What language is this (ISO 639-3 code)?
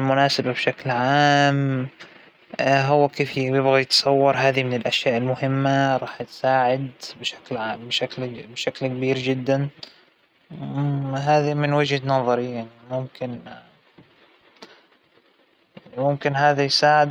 acw